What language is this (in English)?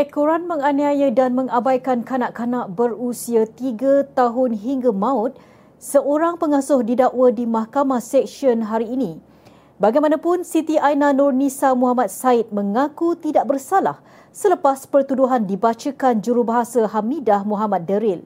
Malay